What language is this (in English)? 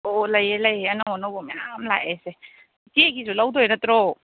Manipuri